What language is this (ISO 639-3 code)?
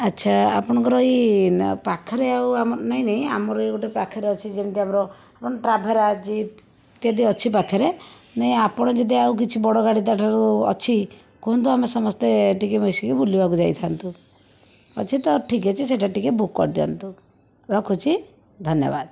ori